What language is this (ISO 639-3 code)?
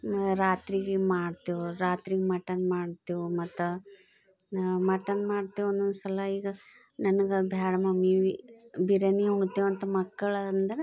kan